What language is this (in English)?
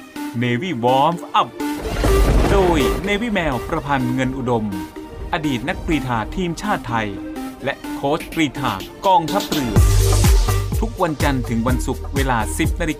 Thai